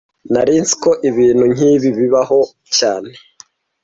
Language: Kinyarwanda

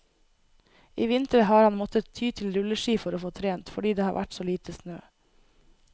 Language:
Norwegian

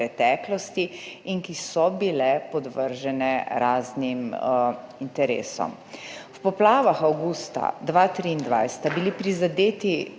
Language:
Slovenian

